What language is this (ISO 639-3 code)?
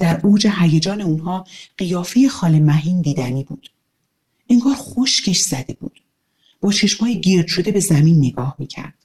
fas